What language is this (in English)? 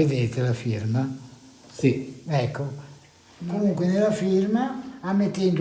Italian